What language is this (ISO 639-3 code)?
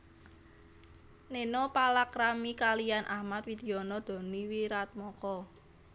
jav